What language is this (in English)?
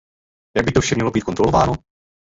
Czech